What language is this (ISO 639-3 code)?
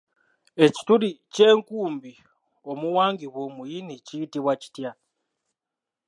lug